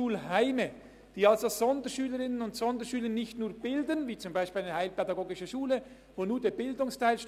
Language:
Swiss German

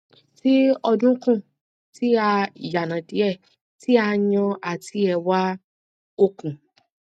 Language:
Yoruba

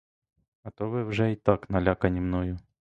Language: Ukrainian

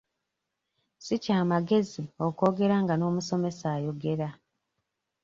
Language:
Ganda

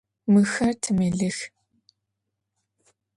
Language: Adyghe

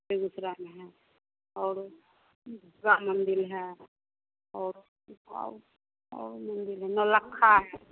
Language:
Hindi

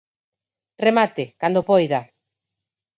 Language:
Galician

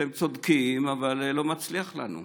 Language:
Hebrew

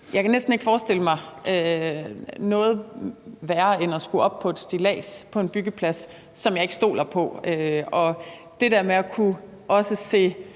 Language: Danish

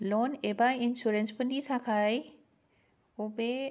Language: Bodo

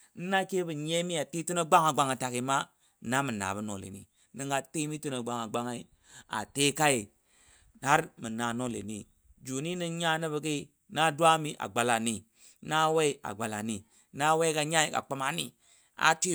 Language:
Dadiya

